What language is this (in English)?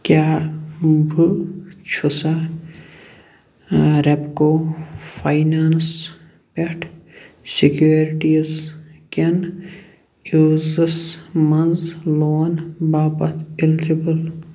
Kashmiri